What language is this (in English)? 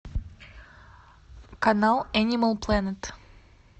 Russian